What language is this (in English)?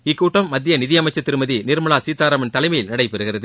Tamil